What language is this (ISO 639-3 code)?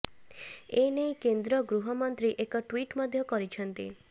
ori